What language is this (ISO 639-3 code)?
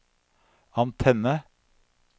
nor